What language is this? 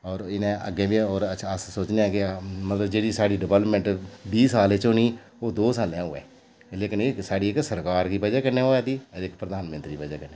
Dogri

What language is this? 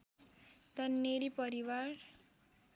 Nepali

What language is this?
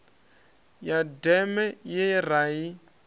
Venda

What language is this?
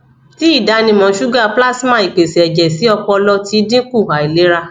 Yoruba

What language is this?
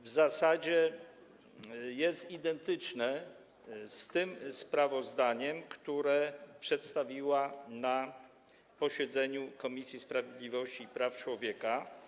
Polish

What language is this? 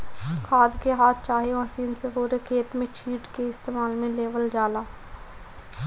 Bhojpuri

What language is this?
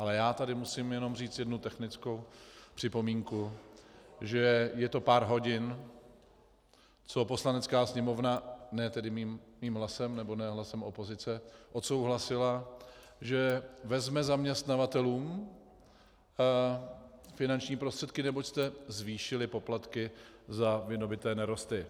Czech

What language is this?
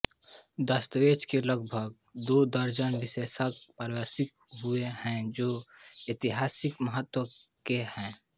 Hindi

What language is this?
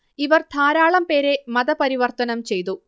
Malayalam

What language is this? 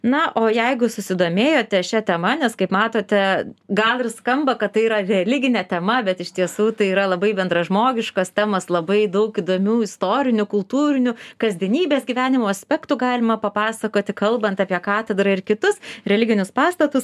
Lithuanian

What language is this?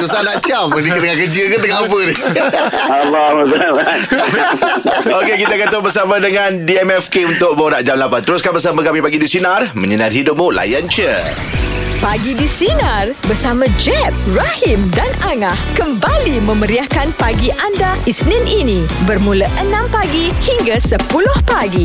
Malay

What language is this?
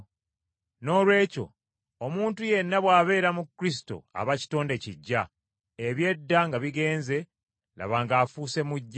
Ganda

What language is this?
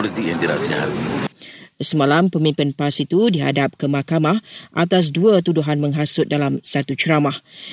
Malay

